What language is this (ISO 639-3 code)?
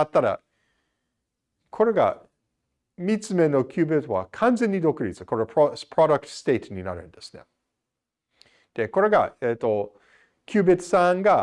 jpn